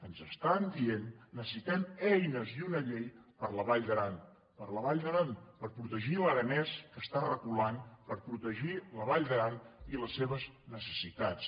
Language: Catalan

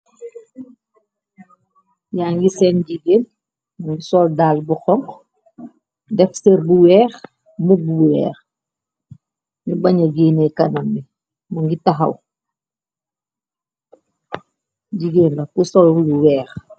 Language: Wolof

